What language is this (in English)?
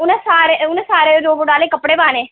Dogri